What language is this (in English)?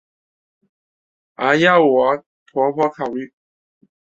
Chinese